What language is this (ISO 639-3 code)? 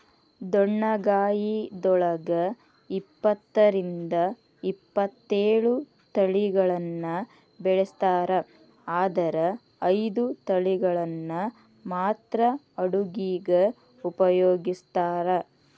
kan